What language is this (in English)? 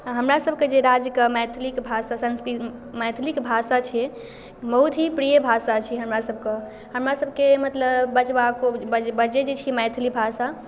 Maithili